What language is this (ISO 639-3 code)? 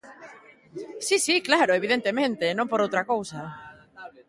glg